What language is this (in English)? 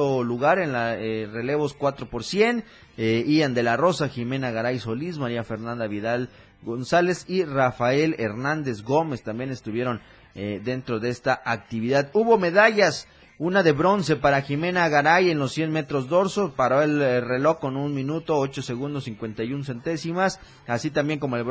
Spanish